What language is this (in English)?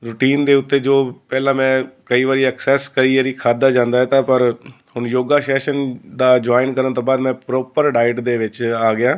Punjabi